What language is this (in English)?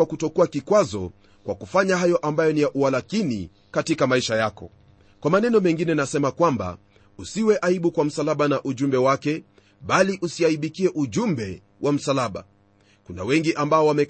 Swahili